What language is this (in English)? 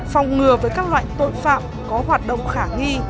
Vietnamese